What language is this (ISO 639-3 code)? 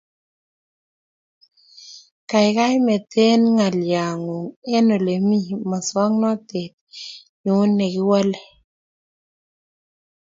kln